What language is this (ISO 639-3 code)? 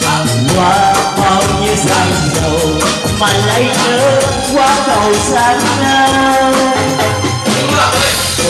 vie